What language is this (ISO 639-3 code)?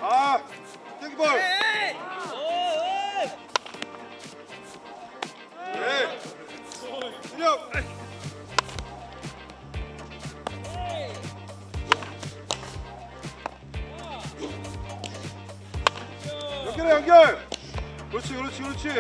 kor